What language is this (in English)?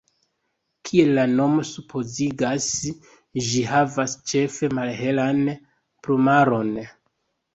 Esperanto